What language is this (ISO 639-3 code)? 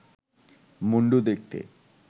ben